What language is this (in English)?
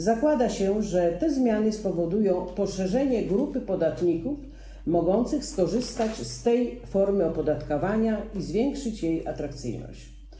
Polish